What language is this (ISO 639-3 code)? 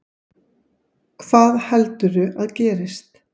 isl